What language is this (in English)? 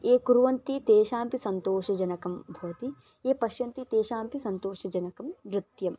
Sanskrit